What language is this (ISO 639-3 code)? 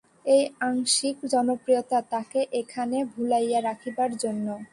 ben